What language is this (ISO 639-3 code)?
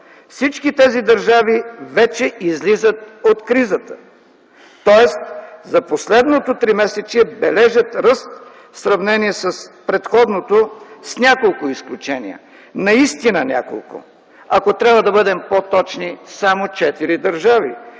bul